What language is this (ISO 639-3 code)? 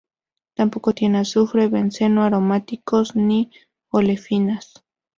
spa